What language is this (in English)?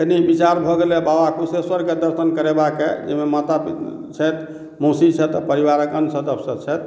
Maithili